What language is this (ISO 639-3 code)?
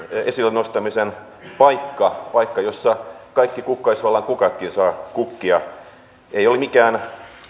fin